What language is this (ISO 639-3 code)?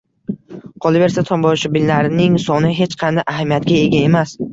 uzb